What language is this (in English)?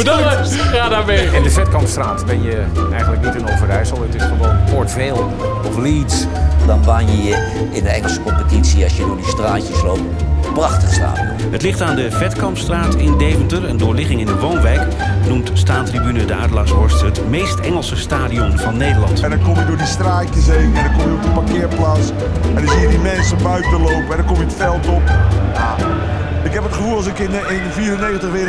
Dutch